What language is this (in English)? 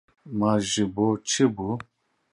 Kurdish